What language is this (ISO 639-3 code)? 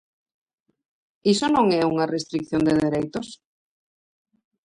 glg